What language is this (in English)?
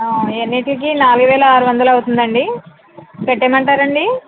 Telugu